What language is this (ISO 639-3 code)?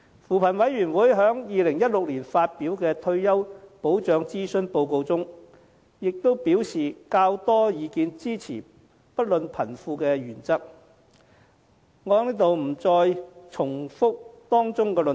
yue